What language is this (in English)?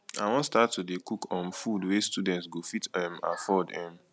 Nigerian Pidgin